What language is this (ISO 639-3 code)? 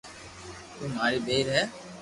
lrk